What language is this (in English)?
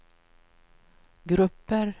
Swedish